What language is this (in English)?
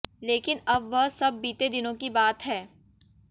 Hindi